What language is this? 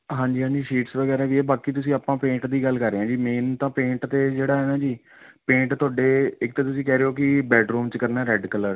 Punjabi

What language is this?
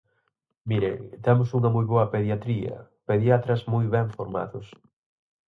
Galician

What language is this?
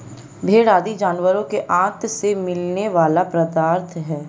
Hindi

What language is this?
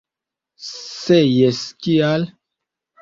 Esperanto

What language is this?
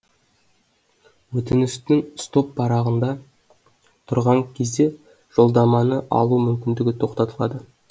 Kazakh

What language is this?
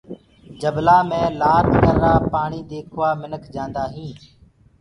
Gurgula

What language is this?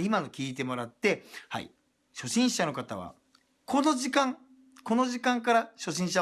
Japanese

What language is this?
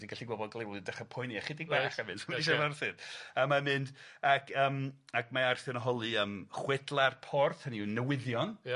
Welsh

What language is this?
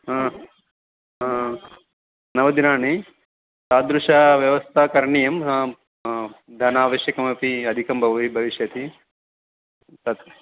Sanskrit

